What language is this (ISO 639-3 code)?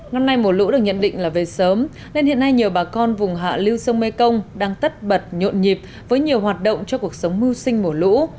vie